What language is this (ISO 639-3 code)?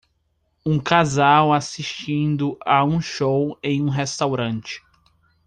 por